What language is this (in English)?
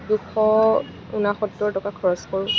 Assamese